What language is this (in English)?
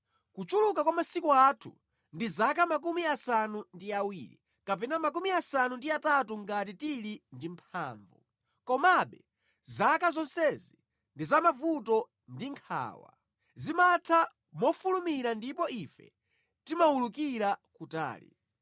Nyanja